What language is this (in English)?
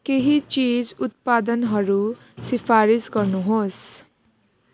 Nepali